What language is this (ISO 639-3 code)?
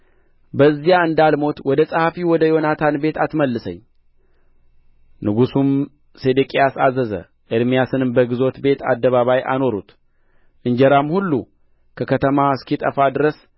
amh